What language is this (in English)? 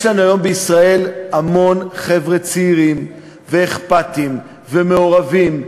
Hebrew